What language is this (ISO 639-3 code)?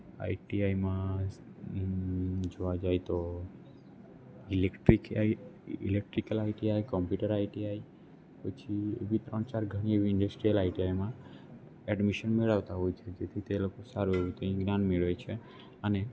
guj